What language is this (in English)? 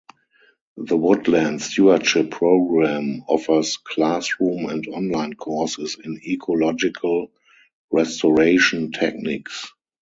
English